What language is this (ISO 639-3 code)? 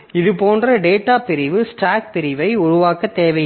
tam